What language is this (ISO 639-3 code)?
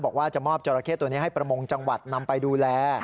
tha